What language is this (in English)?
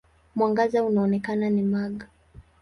Swahili